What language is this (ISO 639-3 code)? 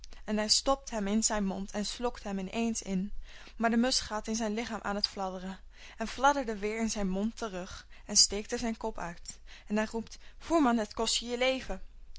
nld